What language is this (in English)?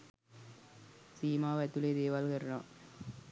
Sinhala